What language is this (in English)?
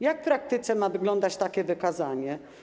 Polish